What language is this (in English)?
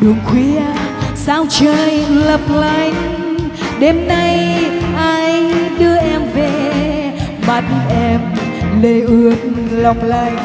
Vietnamese